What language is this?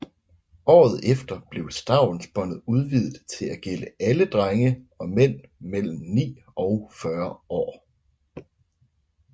Danish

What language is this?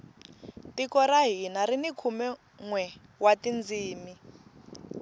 Tsonga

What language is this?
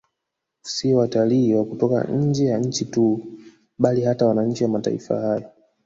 Swahili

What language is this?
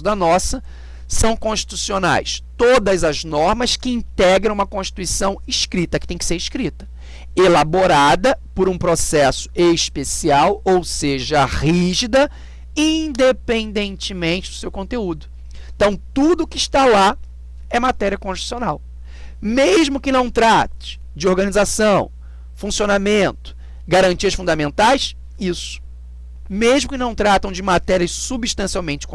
Portuguese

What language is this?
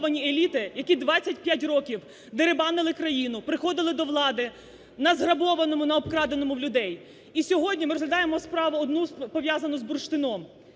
Ukrainian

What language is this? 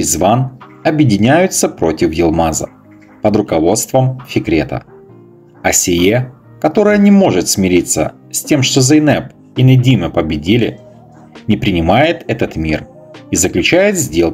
Russian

